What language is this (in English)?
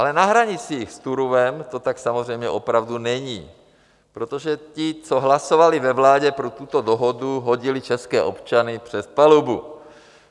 Czech